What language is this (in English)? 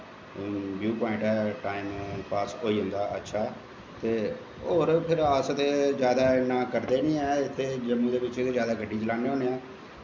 Dogri